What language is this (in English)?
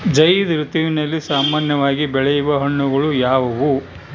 Kannada